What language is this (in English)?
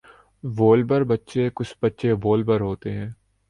Urdu